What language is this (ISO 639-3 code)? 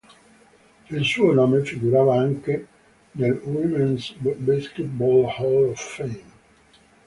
ita